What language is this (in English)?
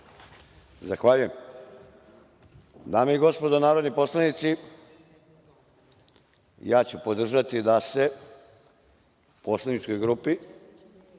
Serbian